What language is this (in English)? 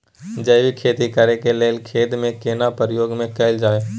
Maithili